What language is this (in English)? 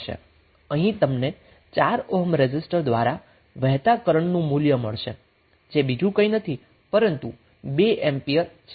Gujarati